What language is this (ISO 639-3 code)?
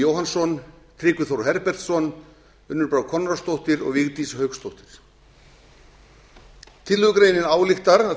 isl